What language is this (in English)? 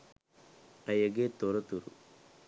Sinhala